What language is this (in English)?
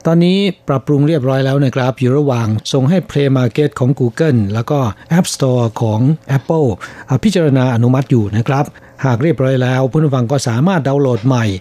Thai